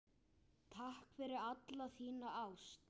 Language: Icelandic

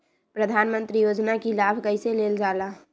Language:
Magahi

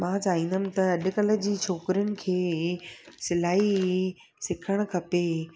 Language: Sindhi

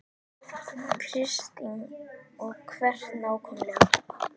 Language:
Icelandic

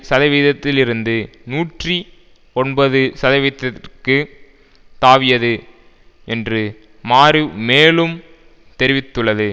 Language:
Tamil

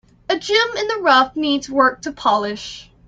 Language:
English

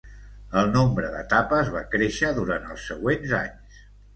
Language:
Catalan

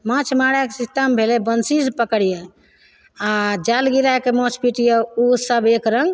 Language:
Maithili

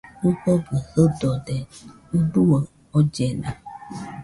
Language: Nüpode Huitoto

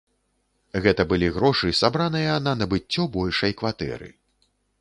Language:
Belarusian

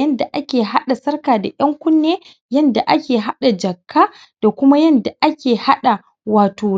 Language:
Hausa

